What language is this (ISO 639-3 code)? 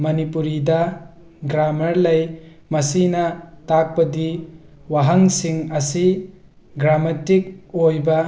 mni